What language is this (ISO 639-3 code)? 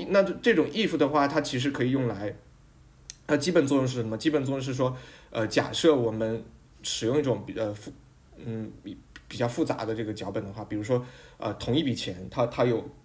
zho